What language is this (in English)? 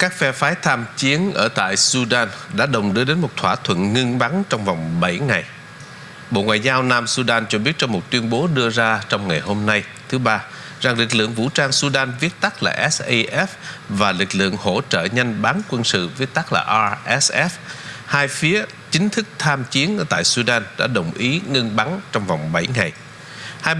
Vietnamese